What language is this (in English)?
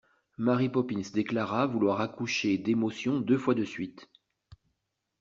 French